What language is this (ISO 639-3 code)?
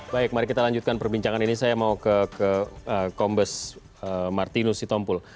ind